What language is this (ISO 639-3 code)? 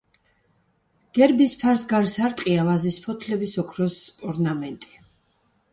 kat